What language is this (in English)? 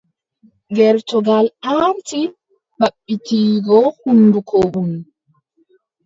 Adamawa Fulfulde